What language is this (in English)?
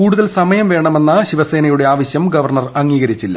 Malayalam